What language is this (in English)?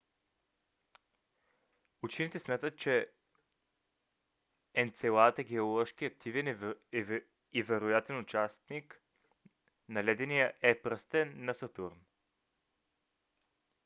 Bulgarian